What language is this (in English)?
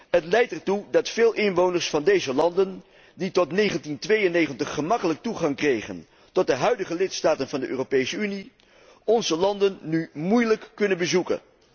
Dutch